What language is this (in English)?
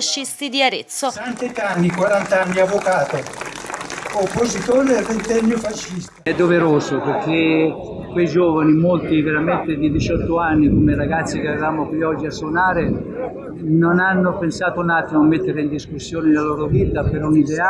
Italian